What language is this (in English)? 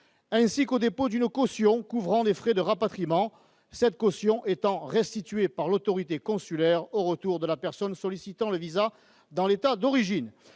French